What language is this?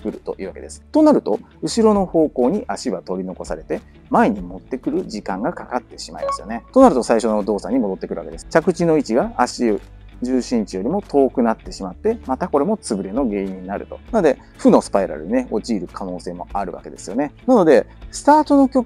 Japanese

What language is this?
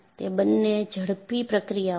Gujarati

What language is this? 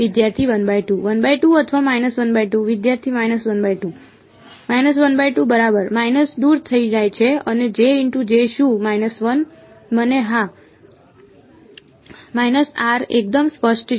Gujarati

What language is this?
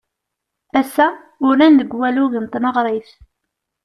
Kabyle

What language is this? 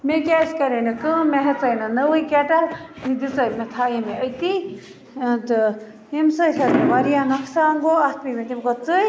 Kashmiri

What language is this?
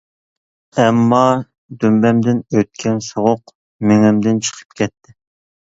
Uyghur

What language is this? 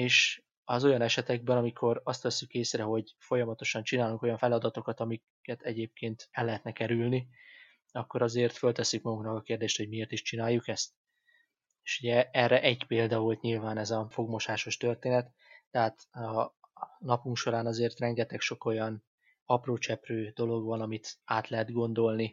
Hungarian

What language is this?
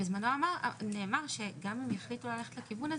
Hebrew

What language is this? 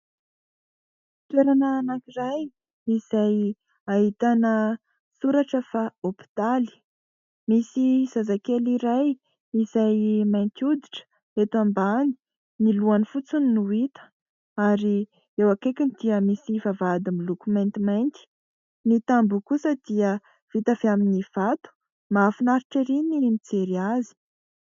Malagasy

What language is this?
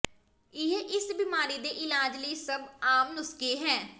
Punjabi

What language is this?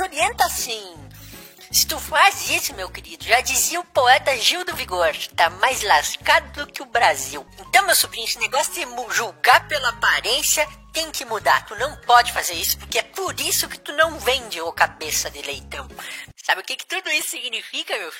Portuguese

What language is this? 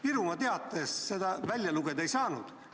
Estonian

